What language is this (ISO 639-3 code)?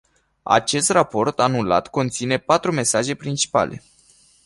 ron